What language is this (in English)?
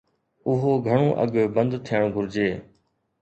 Sindhi